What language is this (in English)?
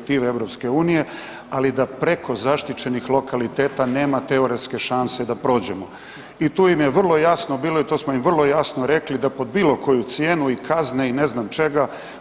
Croatian